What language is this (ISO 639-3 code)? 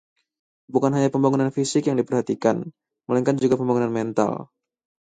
ind